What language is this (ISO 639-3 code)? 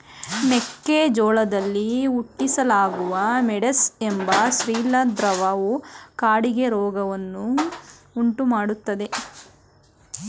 kan